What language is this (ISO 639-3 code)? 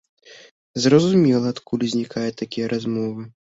bel